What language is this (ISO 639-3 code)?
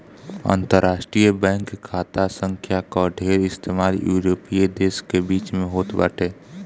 bho